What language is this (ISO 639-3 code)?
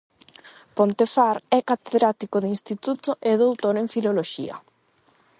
glg